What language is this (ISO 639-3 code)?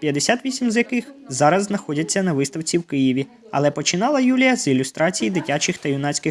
ukr